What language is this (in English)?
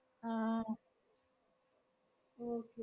Malayalam